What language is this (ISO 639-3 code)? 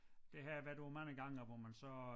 dan